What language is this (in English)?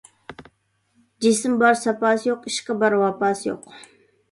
Uyghur